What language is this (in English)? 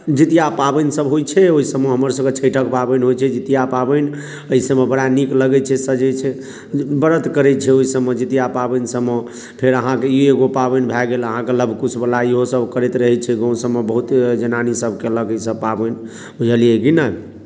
Maithili